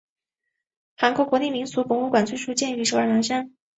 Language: Chinese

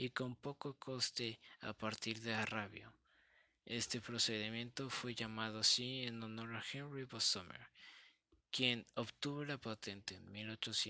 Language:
Spanish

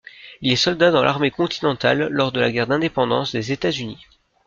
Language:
French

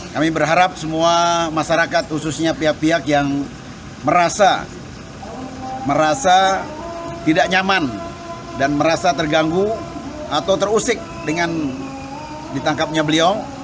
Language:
Indonesian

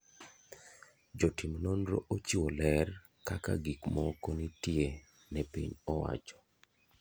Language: Luo (Kenya and Tanzania)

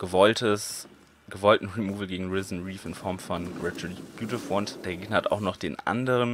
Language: German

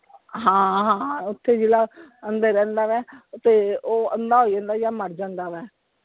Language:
Punjabi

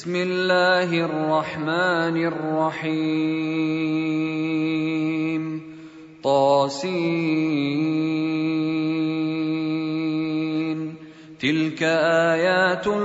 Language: Arabic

